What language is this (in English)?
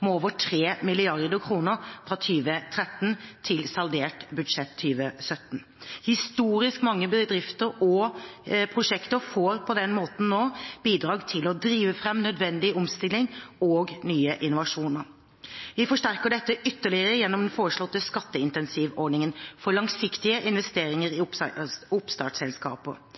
Norwegian Bokmål